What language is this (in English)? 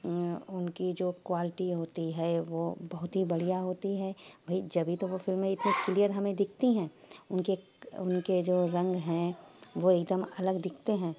Urdu